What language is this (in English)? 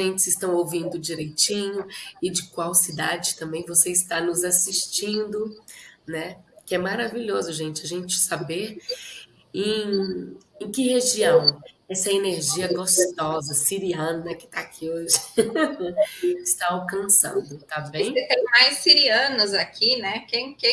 Portuguese